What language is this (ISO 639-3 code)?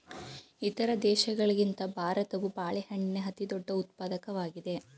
kan